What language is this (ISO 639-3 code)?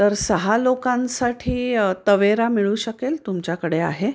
mar